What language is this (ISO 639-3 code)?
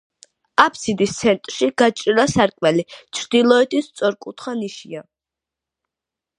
kat